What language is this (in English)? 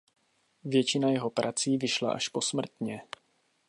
Czech